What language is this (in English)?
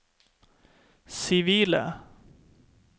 Norwegian